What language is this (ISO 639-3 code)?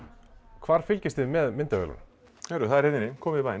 isl